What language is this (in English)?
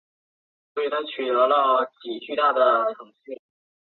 Chinese